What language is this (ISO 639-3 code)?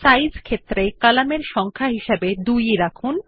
ben